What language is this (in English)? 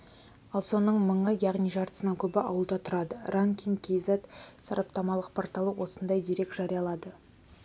Kazakh